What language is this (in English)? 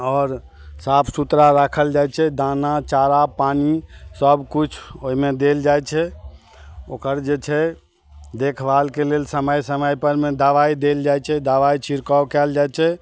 Maithili